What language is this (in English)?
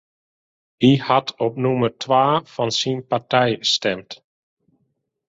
Western Frisian